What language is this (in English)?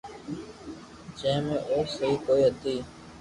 Loarki